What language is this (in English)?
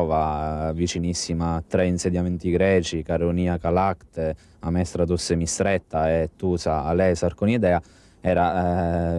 Italian